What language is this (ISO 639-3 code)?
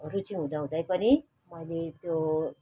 nep